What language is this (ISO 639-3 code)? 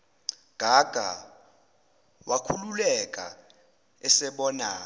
zul